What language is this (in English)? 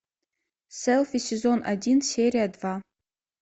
Russian